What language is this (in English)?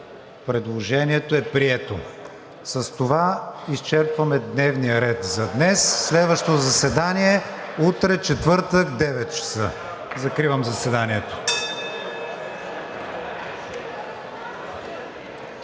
Bulgarian